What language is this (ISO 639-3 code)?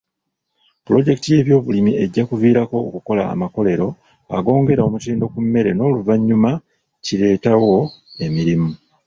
lug